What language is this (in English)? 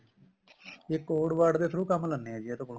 Punjabi